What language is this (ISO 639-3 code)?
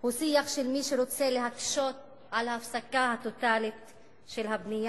heb